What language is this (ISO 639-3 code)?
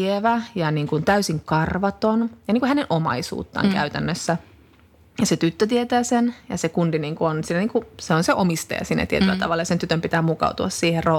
fin